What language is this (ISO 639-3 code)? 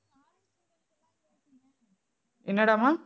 tam